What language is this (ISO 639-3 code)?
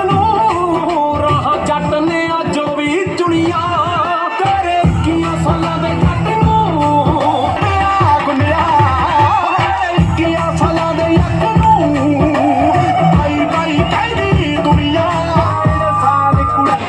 pan